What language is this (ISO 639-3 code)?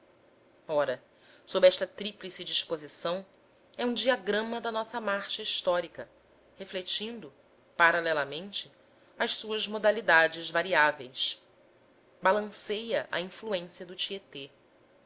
por